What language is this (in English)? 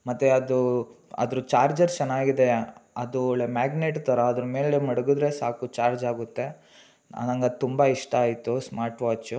Kannada